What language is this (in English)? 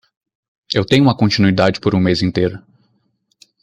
Portuguese